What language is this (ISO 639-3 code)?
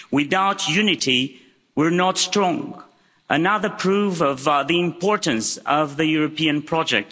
eng